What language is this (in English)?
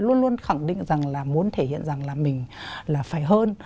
Vietnamese